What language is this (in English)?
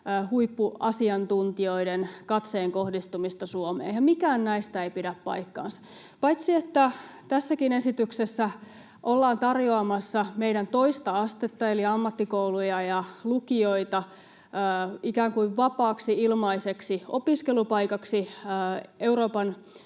Finnish